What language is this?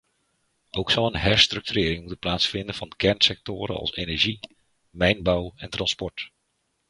Dutch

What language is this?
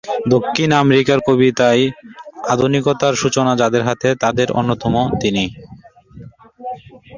Bangla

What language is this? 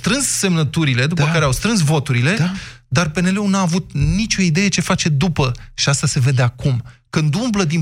Romanian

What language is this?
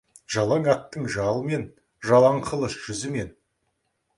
Kazakh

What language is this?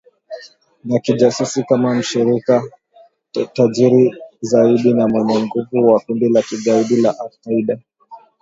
Swahili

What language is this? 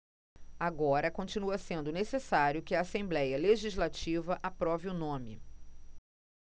Portuguese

